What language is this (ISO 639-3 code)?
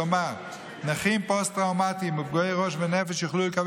heb